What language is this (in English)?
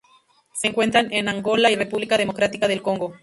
Spanish